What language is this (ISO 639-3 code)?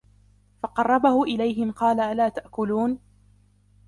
ara